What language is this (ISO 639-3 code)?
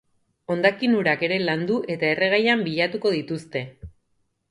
eus